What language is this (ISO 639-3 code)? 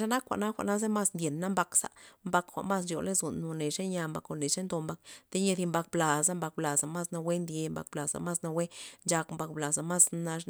ztp